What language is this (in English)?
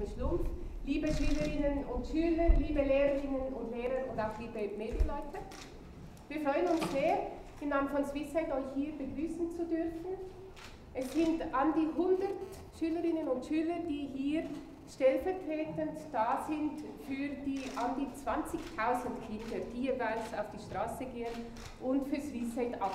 German